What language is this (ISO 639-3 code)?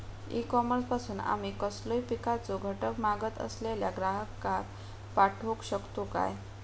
mar